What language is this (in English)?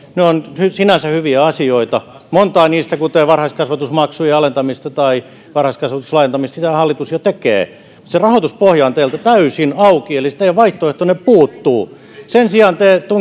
Finnish